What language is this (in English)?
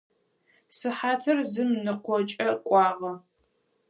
Adyghe